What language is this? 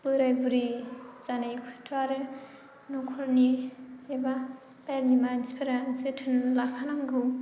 Bodo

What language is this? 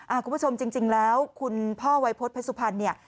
Thai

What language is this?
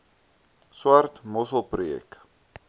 Afrikaans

